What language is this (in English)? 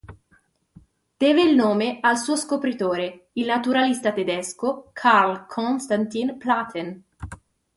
Italian